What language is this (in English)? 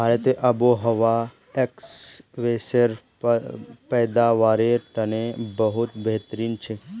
Magahi